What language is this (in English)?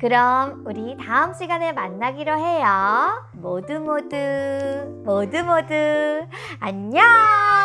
Korean